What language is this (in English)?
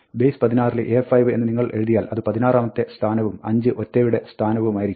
Malayalam